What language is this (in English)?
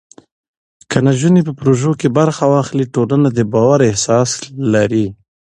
Pashto